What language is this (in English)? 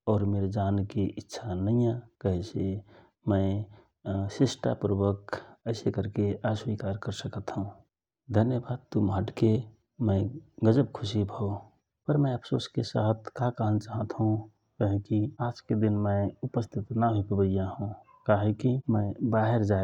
Rana Tharu